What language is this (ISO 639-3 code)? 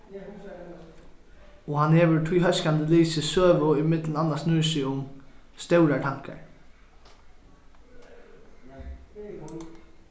fao